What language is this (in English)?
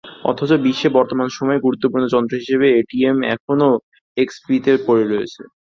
Bangla